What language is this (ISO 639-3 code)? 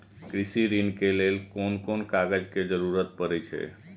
mai